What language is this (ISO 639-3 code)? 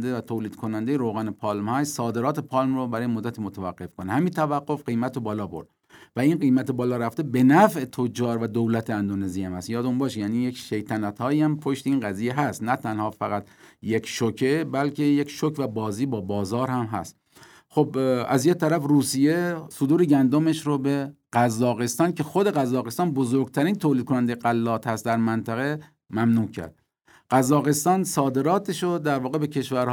fas